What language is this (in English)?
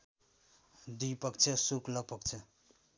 Nepali